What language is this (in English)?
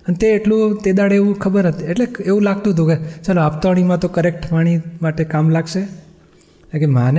Gujarati